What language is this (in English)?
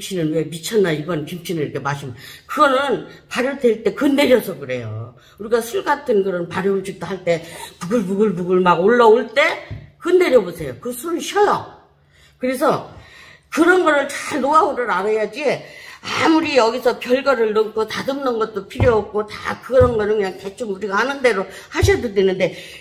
Korean